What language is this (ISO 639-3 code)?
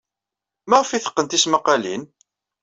kab